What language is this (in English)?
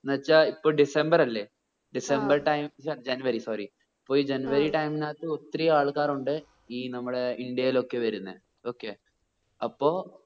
Malayalam